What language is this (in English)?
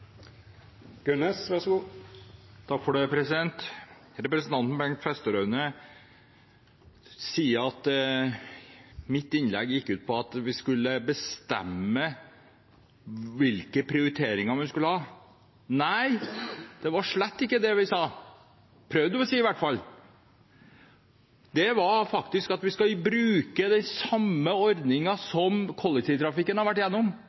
Norwegian Bokmål